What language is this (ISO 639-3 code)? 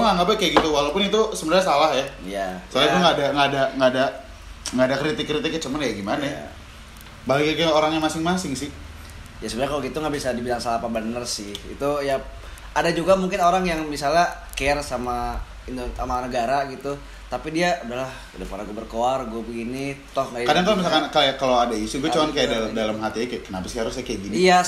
ind